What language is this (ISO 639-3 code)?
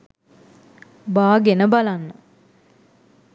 sin